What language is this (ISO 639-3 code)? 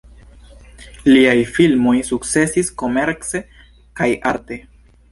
epo